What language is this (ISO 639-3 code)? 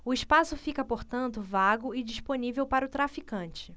por